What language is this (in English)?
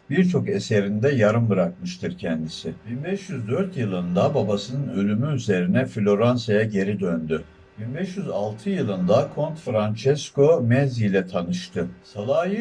Turkish